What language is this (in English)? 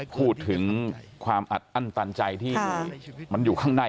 Thai